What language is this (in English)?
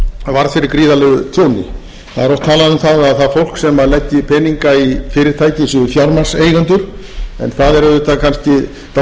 Icelandic